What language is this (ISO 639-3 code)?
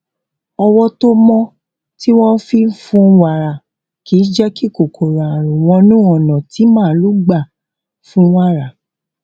yor